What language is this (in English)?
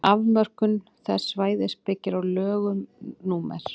Icelandic